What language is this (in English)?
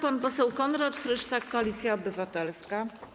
Polish